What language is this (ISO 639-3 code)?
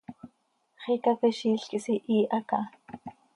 sei